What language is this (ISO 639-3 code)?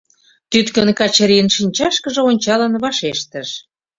chm